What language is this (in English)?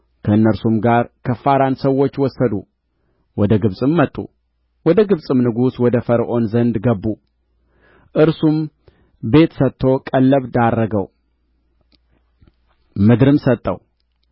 Amharic